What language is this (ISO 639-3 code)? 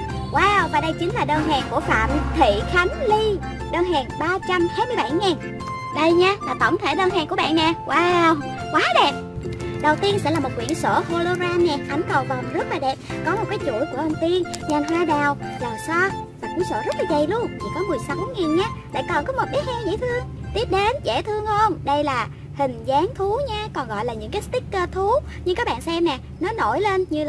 vie